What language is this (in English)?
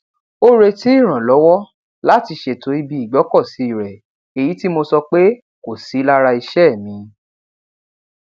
Yoruba